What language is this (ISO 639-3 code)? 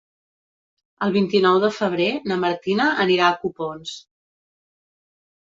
cat